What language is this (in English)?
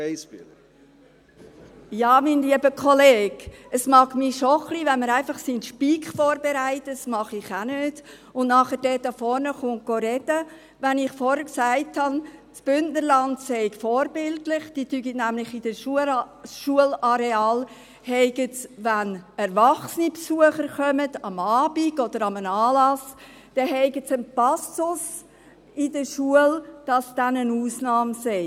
Swiss German